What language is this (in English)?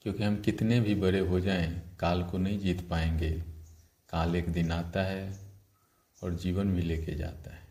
Hindi